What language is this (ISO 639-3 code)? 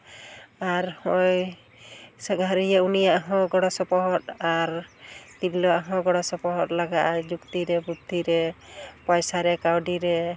sat